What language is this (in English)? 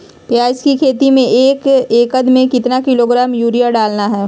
Magahi